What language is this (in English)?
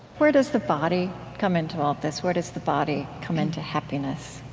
English